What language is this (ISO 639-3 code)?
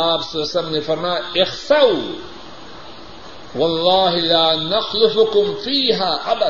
urd